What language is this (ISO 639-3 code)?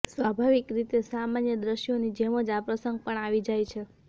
guj